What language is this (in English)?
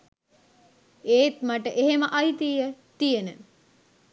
Sinhala